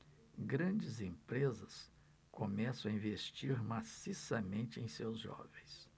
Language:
Portuguese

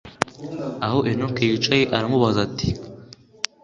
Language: Kinyarwanda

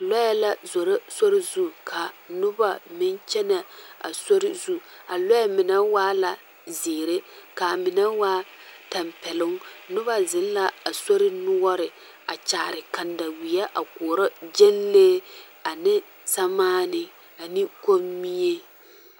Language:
Southern Dagaare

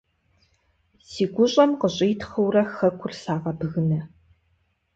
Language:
Kabardian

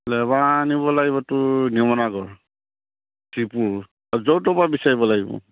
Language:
Assamese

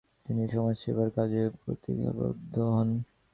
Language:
Bangla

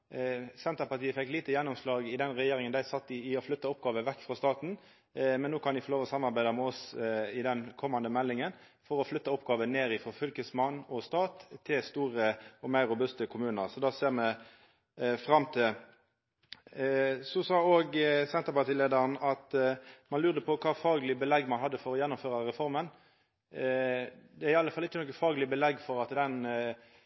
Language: Norwegian Nynorsk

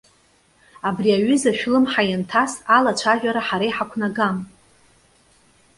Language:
Abkhazian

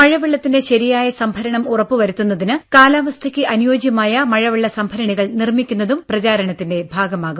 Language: Malayalam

